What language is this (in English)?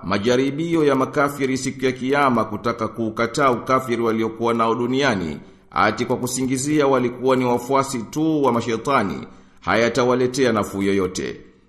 Swahili